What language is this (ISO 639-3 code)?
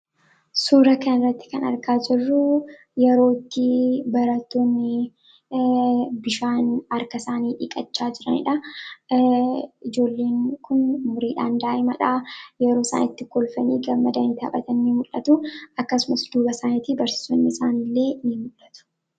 orm